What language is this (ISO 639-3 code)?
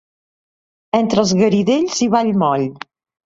cat